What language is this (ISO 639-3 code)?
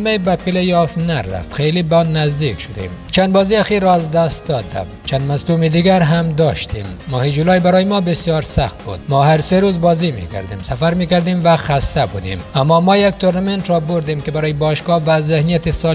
fas